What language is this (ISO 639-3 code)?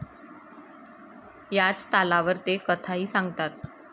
mar